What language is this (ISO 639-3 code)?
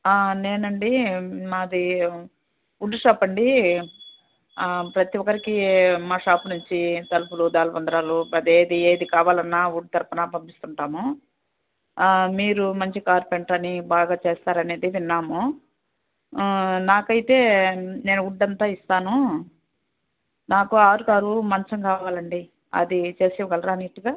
tel